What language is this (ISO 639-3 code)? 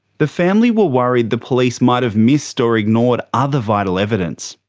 eng